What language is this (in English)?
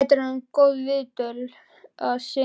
Icelandic